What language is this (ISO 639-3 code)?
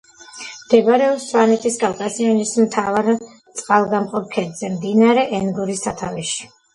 kat